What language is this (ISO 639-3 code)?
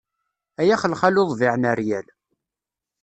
kab